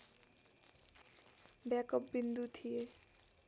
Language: Nepali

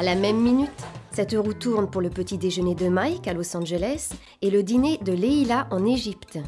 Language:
French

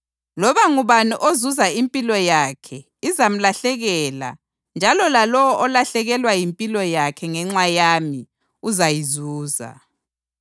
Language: North Ndebele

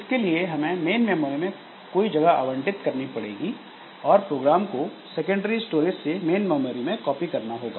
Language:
Hindi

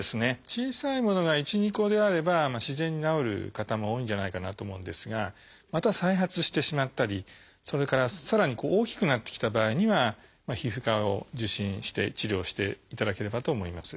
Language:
Japanese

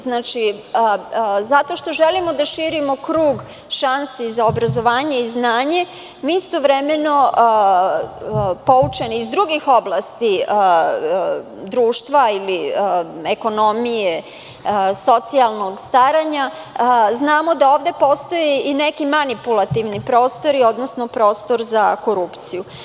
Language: Serbian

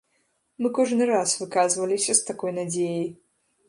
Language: Belarusian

